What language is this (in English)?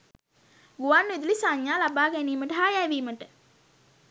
Sinhala